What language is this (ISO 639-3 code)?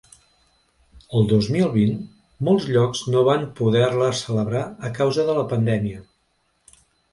cat